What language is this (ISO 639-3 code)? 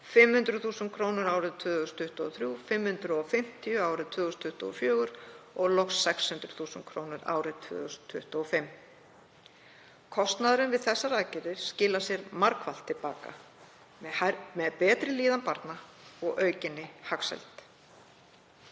isl